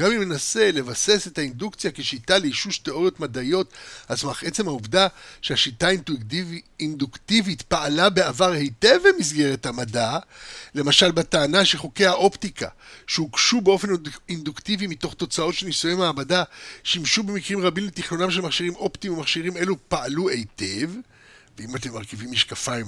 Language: Hebrew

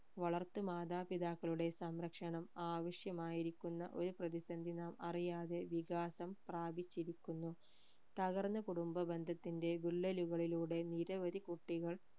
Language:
Malayalam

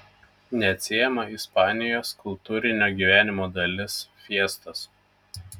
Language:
Lithuanian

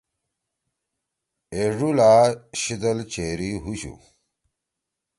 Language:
Torwali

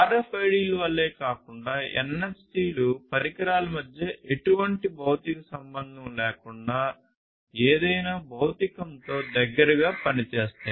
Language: Telugu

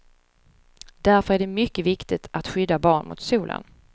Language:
Swedish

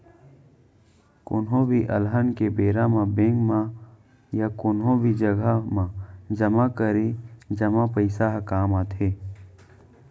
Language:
Chhattisgarhi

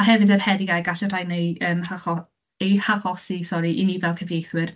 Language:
Welsh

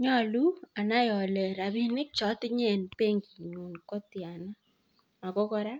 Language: Kalenjin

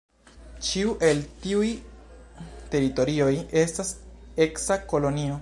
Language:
Esperanto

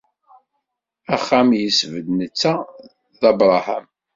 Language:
Kabyle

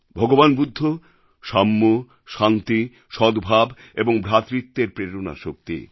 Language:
Bangla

